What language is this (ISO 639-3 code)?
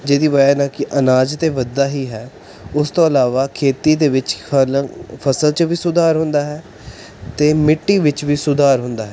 pan